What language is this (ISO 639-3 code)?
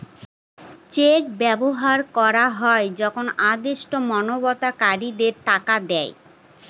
ben